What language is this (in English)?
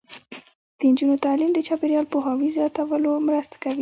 Pashto